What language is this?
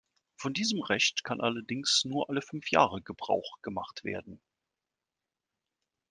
German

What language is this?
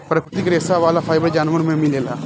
Bhojpuri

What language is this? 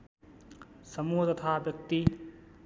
Nepali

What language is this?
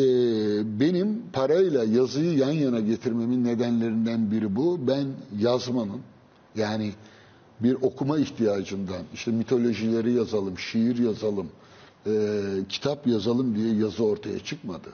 Turkish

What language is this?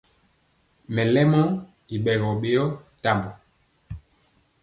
Mpiemo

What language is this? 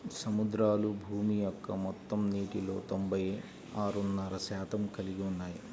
Telugu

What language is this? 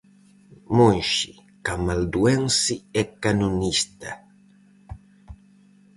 Galician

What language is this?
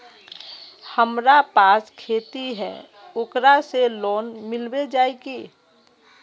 Magahi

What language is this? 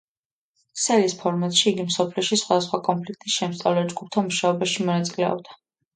Georgian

